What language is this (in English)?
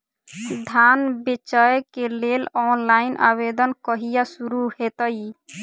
Maithili